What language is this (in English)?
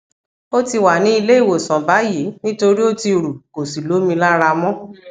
Yoruba